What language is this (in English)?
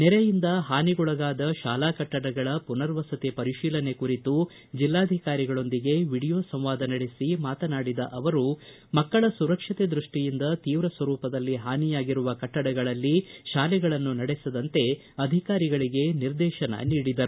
Kannada